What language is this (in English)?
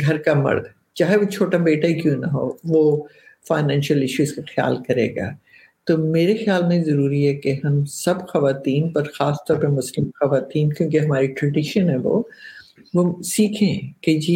Urdu